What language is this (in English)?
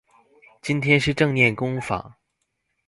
Chinese